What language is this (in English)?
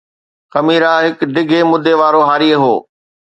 Sindhi